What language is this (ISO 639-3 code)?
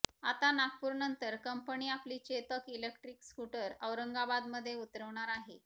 mar